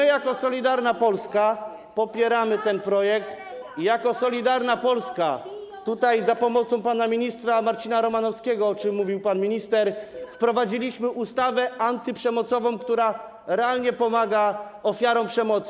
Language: Polish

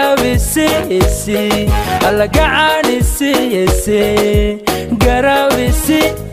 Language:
Arabic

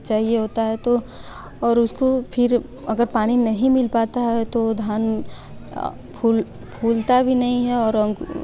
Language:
Hindi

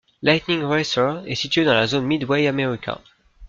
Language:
French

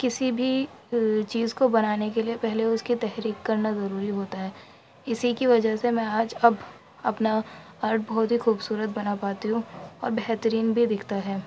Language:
Urdu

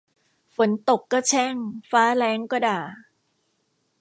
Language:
Thai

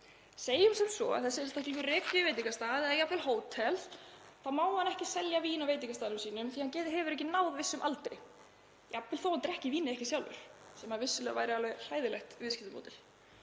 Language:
Icelandic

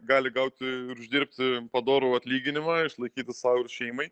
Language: Lithuanian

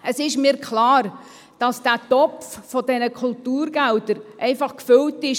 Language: Swiss German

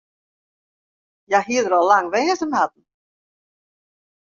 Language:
Western Frisian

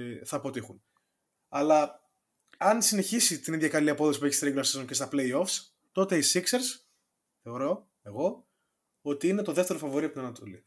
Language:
Greek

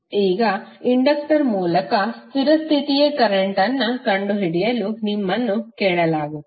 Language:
Kannada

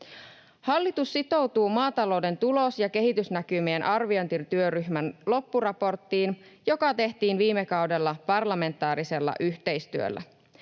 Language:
Finnish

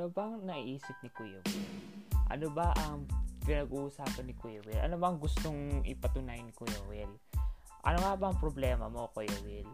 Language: Filipino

